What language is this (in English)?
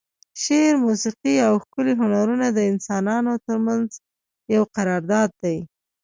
Pashto